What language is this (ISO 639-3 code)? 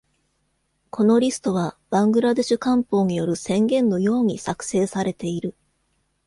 jpn